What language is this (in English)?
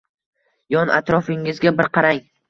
Uzbek